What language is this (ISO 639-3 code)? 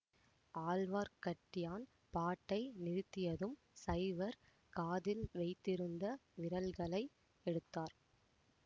tam